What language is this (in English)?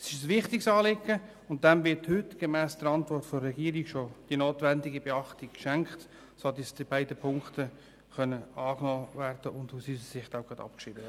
Swiss German